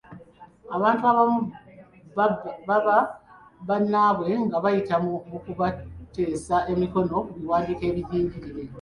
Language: Ganda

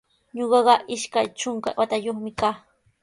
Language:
Sihuas Ancash Quechua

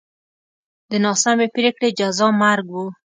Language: Pashto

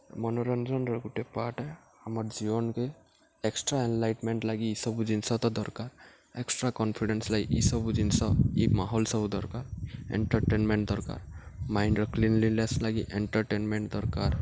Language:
Odia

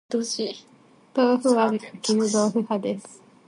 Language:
Japanese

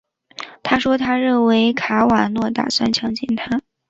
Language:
Chinese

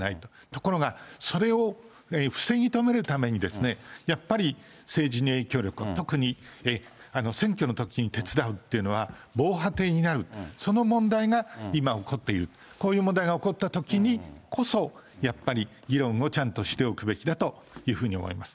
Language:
Japanese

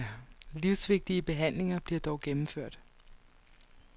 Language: Danish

